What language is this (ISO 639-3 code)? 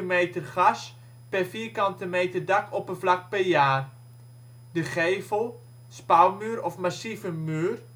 nld